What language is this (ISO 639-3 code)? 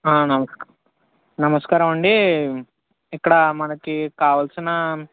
tel